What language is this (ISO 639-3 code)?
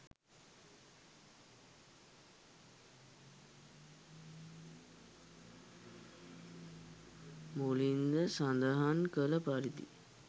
sin